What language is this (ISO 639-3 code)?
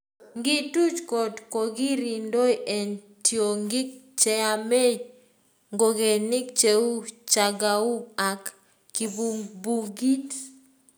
kln